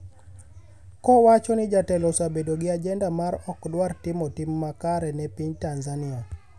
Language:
Luo (Kenya and Tanzania)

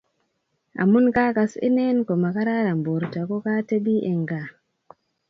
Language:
Kalenjin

